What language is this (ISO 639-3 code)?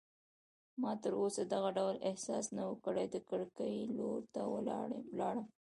pus